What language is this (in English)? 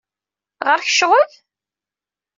Kabyle